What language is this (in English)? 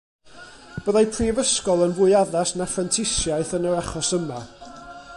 Welsh